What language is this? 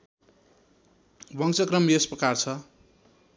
Nepali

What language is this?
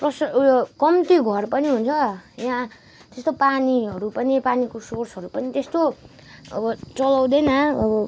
Nepali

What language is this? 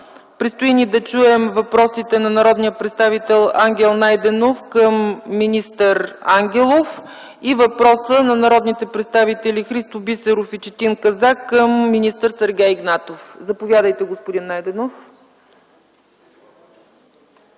Bulgarian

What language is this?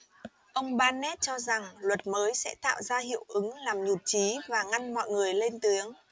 Vietnamese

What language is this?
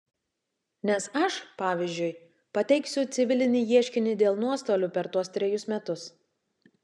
Lithuanian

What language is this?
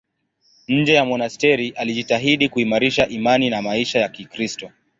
Swahili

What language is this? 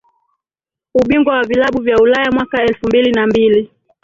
Swahili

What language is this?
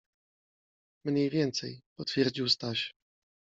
Polish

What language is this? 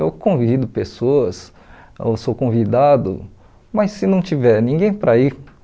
Portuguese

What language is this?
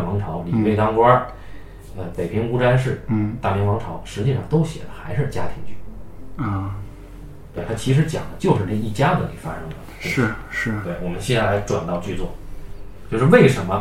Chinese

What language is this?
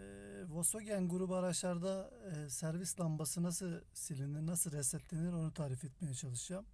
Turkish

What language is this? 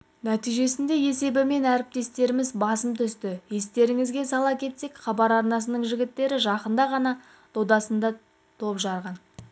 Kazakh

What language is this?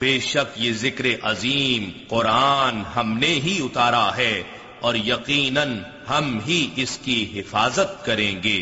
Urdu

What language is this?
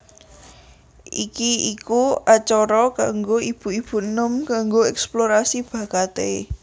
Javanese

